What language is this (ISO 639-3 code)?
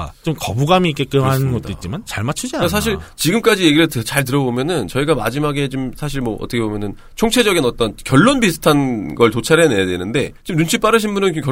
kor